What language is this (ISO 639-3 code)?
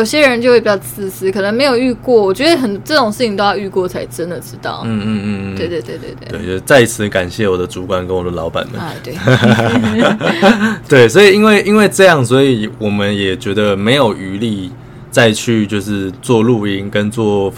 zho